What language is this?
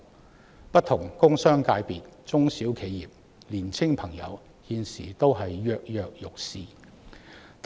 Cantonese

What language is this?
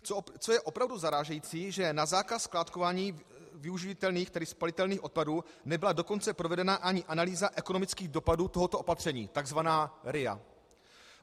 Czech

